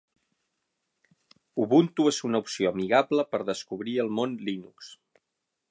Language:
Catalan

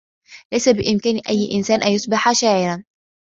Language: Arabic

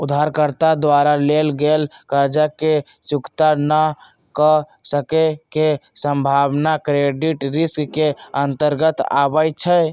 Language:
Magahi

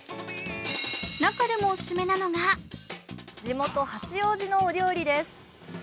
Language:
Japanese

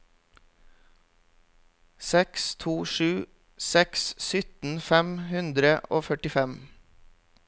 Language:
Norwegian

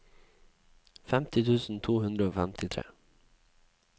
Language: Norwegian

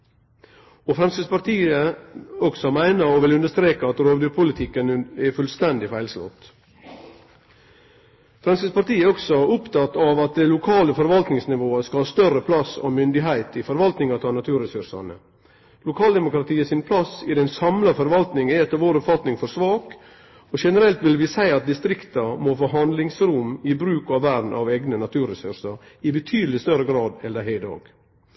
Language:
Norwegian Nynorsk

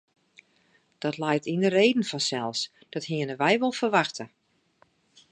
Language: Western Frisian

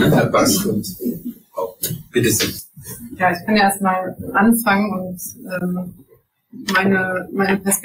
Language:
German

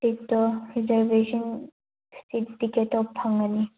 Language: Manipuri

